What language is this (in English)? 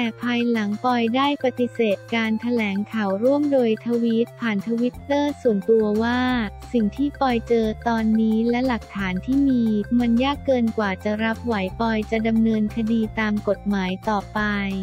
Thai